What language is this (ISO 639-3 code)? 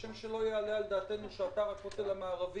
heb